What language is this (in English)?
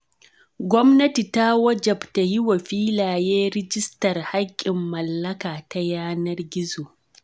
Hausa